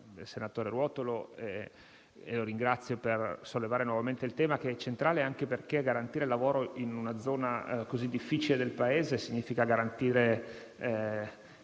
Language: Italian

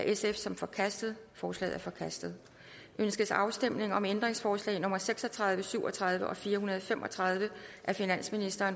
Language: Danish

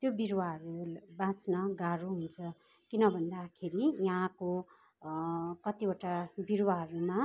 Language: Nepali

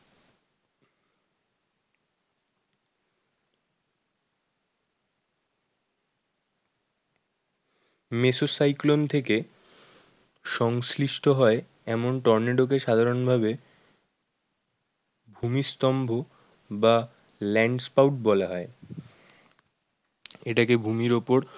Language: Bangla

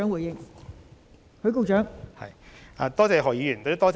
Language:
Cantonese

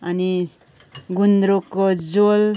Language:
Nepali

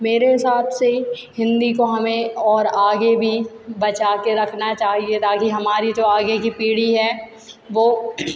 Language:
Hindi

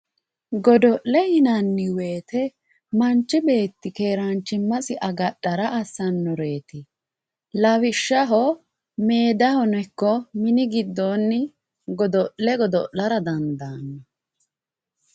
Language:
Sidamo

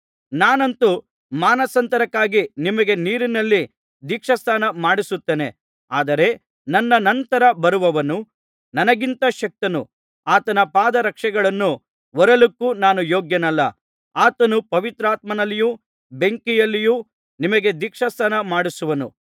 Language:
Kannada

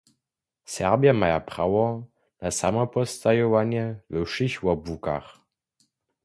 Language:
Upper Sorbian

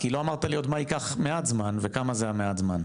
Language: Hebrew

